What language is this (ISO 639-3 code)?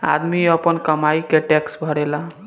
bho